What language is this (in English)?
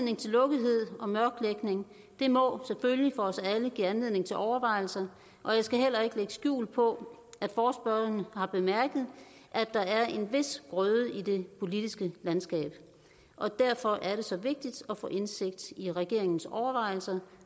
Danish